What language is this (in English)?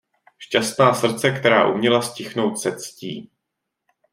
Czech